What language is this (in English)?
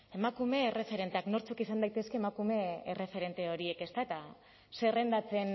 Basque